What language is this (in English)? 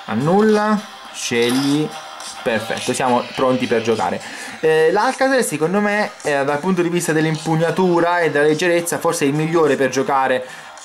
Italian